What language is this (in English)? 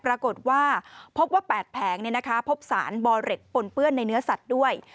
Thai